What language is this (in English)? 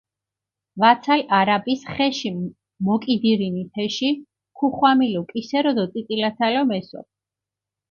Mingrelian